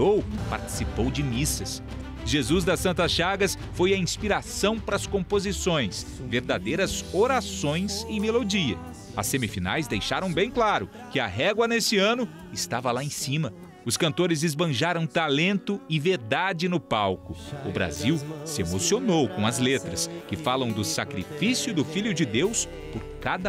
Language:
Portuguese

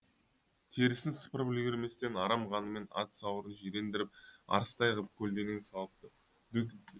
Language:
Kazakh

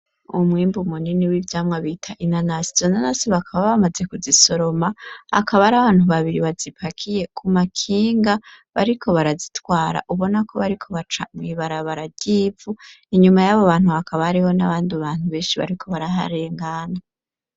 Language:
Rundi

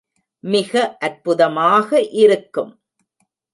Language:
Tamil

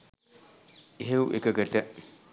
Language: Sinhala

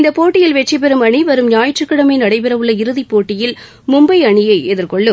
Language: Tamil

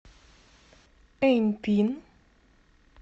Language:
Russian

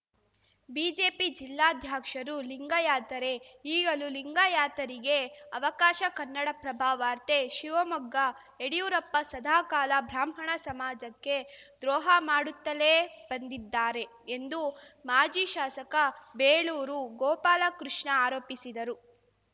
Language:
Kannada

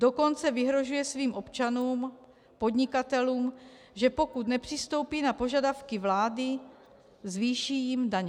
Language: Czech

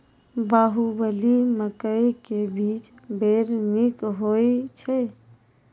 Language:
Maithili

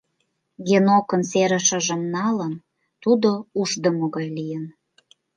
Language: Mari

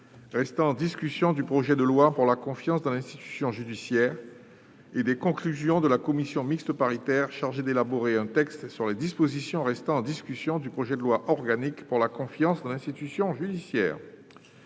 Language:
French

